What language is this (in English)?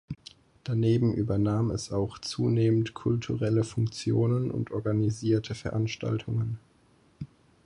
German